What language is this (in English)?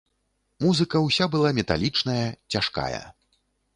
Belarusian